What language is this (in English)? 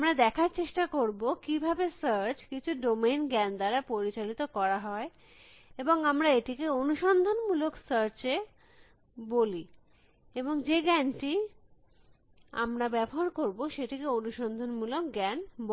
Bangla